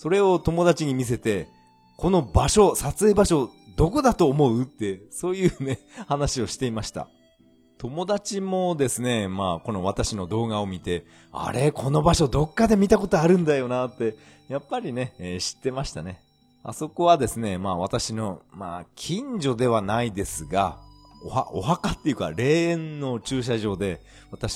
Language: Japanese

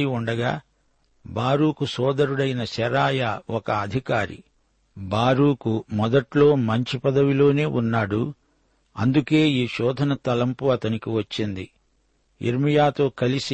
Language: Telugu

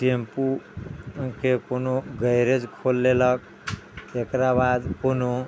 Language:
Maithili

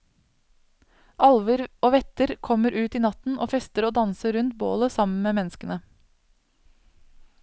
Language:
Norwegian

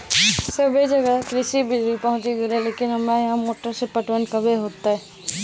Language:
Maithili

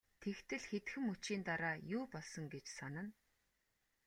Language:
Mongolian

